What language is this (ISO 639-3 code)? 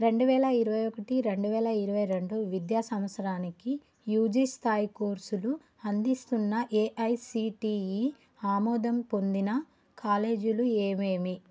tel